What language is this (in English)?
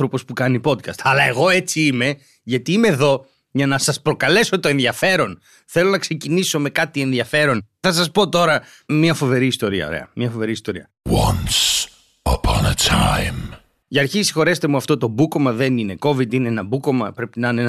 Greek